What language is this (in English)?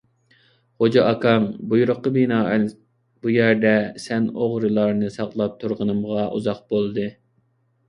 Uyghur